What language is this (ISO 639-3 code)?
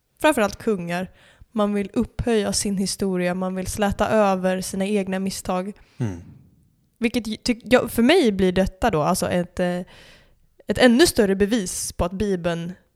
swe